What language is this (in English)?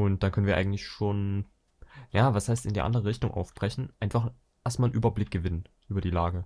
German